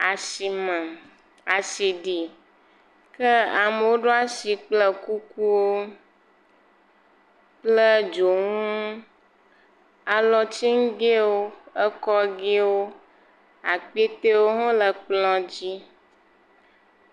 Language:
Ewe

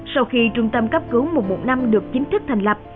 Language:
Vietnamese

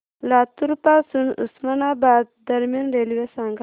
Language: Marathi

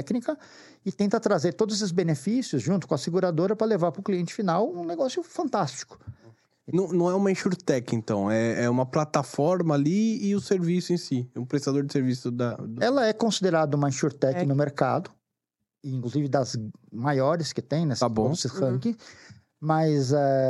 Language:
Portuguese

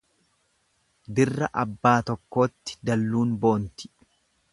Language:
Oromo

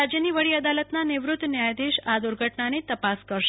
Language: Gujarati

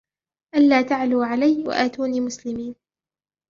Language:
Arabic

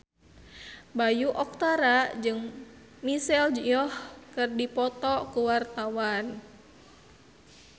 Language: Sundanese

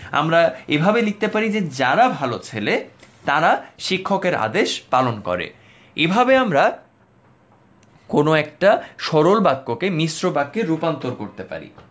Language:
Bangla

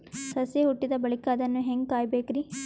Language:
Kannada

